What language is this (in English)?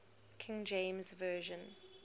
English